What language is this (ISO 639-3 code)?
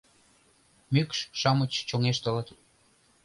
chm